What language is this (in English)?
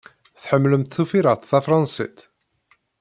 Kabyle